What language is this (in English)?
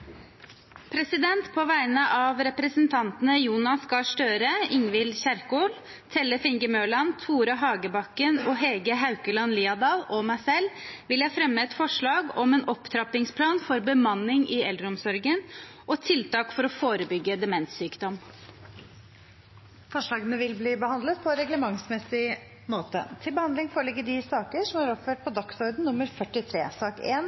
Norwegian